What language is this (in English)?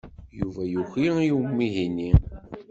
Kabyle